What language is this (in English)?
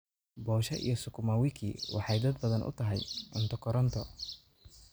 Somali